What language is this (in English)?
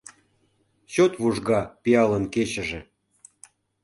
Mari